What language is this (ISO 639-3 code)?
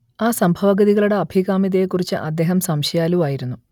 mal